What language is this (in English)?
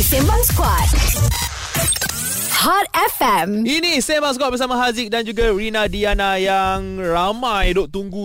Malay